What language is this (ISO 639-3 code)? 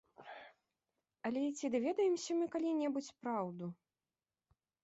bel